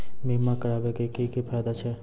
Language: Maithili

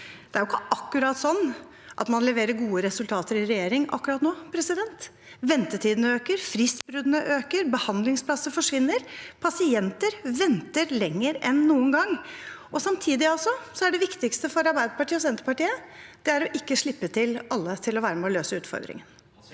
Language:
Norwegian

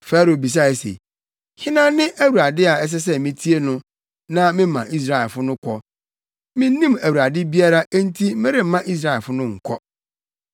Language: Akan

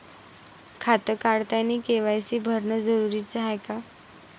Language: Marathi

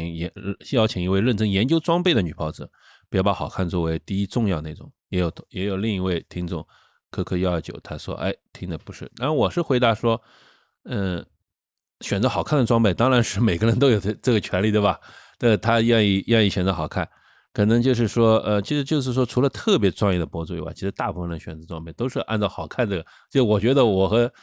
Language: Chinese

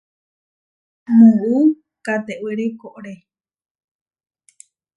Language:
Huarijio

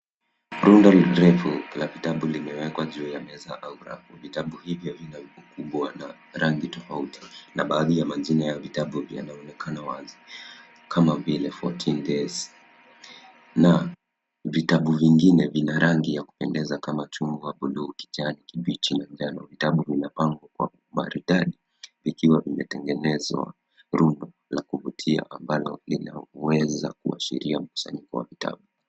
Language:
Swahili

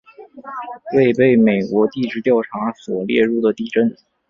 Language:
Chinese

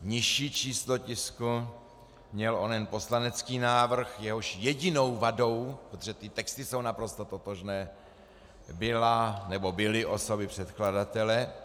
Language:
Czech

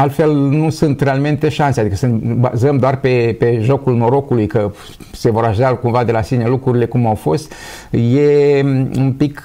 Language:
Romanian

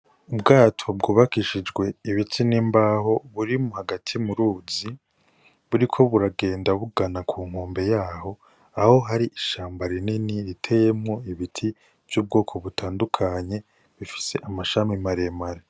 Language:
Rundi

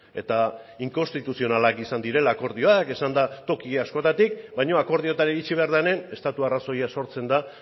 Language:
Basque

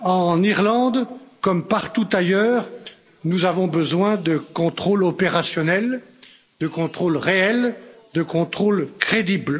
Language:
French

